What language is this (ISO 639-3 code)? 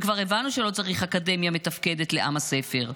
heb